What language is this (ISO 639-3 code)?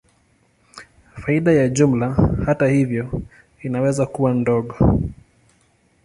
swa